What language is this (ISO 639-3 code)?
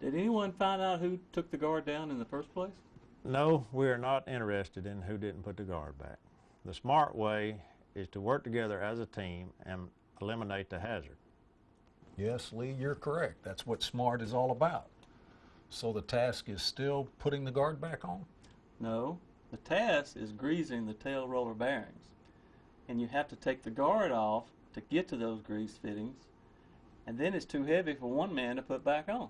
eng